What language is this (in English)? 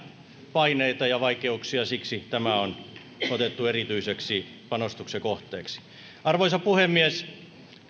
Finnish